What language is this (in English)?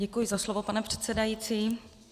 Czech